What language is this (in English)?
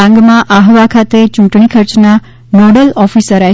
Gujarati